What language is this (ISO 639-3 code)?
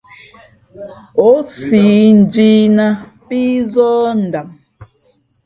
fmp